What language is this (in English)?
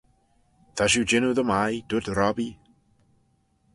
Manx